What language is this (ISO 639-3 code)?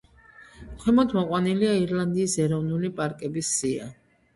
kat